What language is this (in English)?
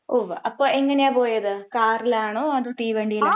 Malayalam